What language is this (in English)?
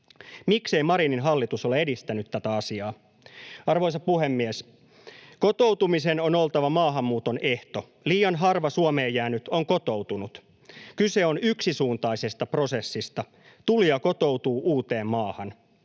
Finnish